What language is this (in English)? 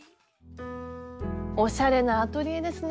Japanese